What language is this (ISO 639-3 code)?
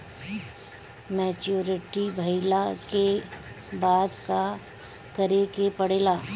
bho